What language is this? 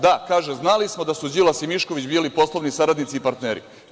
Serbian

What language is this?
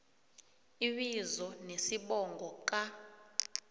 South Ndebele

